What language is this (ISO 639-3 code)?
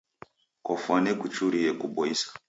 dav